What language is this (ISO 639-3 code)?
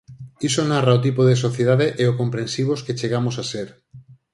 glg